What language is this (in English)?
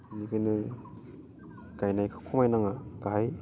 Bodo